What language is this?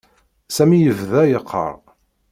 Kabyle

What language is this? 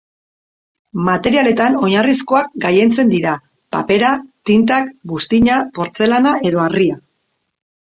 Basque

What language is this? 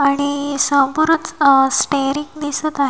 Marathi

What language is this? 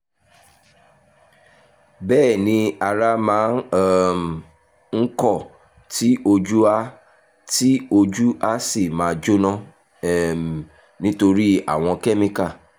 Yoruba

